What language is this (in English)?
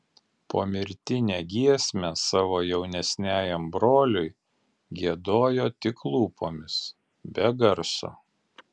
Lithuanian